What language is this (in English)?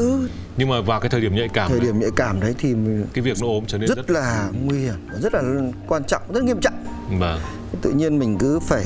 Vietnamese